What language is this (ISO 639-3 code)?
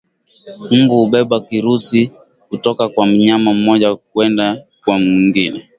swa